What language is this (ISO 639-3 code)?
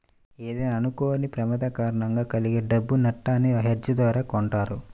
tel